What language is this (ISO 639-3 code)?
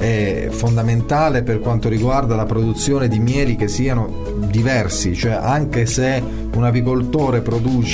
ita